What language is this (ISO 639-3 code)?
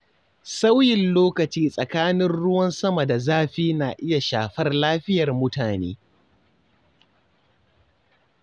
hau